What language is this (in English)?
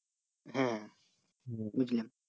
Bangla